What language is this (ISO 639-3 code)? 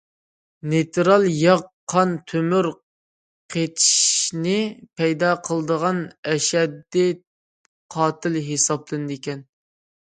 uig